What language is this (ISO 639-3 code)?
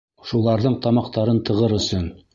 bak